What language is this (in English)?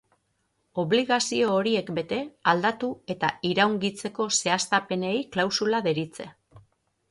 Basque